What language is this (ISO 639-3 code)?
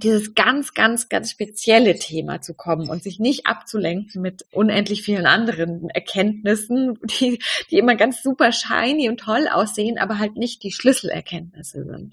deu